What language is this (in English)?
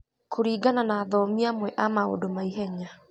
Kikuyu